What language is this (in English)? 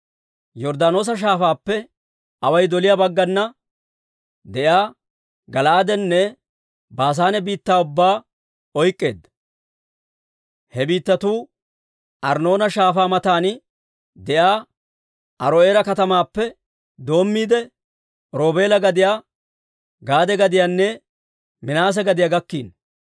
Dawro